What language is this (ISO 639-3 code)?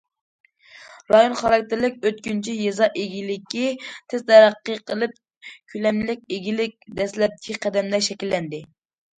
uig